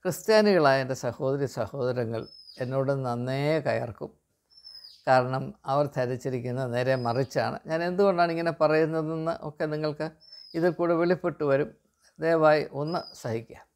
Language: Malayalam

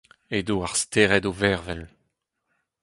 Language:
Breton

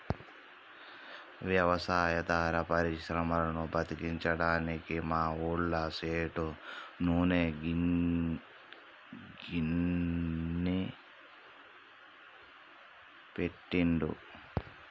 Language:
Telugu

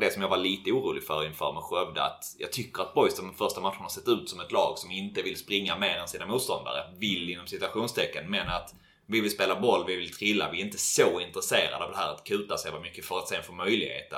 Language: Swedish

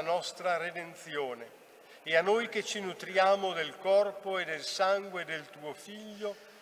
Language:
Italian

